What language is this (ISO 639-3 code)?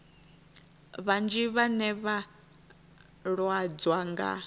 ven